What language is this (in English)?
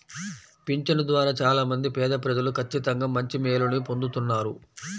Telugu